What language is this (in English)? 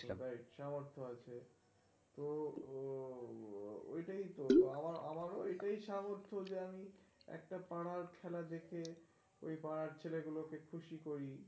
Bangla